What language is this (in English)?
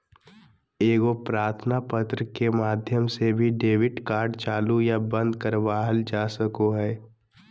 Magahi